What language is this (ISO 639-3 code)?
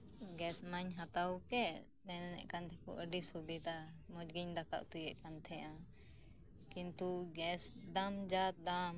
sat